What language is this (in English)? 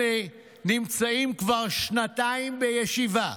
Hebrew